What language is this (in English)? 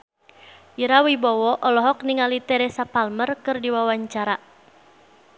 Sundanese